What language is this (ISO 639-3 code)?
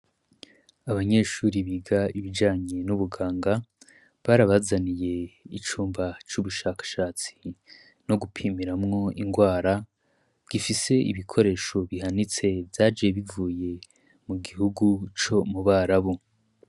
run